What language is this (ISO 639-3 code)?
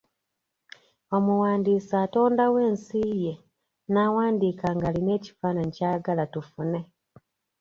lug